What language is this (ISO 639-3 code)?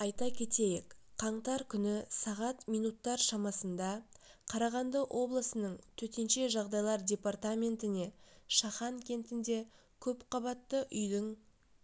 kaz